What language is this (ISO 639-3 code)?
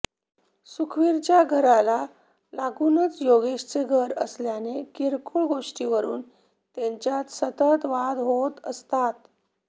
mar